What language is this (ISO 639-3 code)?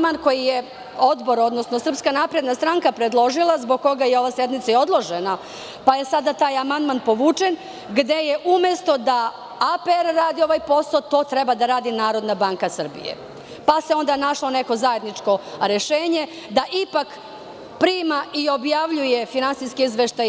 srp